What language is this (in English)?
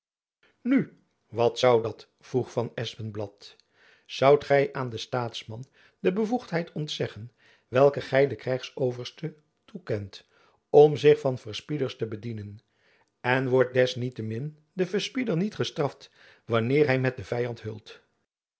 Dutch